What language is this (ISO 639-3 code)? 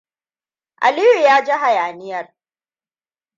hau